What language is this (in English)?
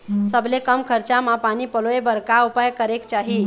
Chhattisgarhi